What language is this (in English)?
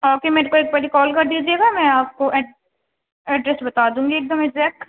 Urdu